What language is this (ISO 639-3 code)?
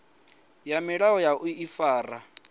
ven